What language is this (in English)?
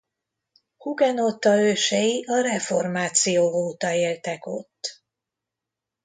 Hungarian